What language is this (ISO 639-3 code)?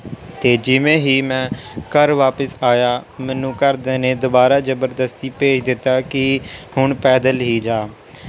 pan